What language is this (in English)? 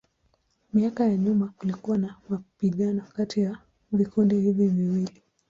Swahili